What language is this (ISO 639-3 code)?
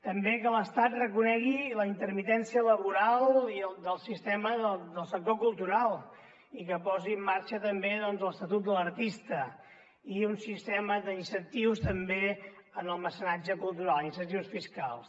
cat